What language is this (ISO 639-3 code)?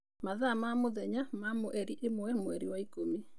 kik